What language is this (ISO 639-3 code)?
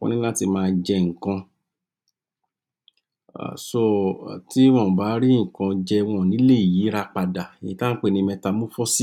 yor